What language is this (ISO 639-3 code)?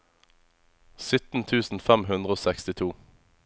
nor